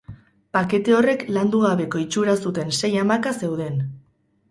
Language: Basque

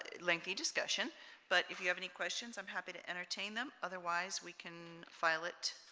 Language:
English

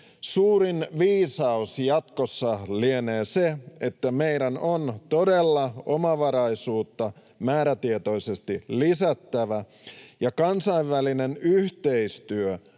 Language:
Finnish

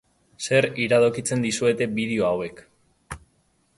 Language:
Basque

